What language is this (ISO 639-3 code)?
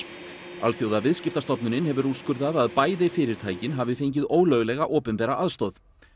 isl